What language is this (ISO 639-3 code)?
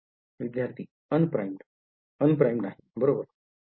mar